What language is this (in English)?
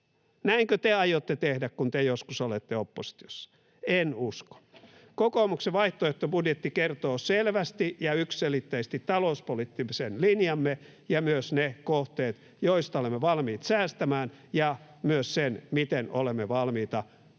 Finnish